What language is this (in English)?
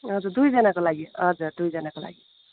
Nepali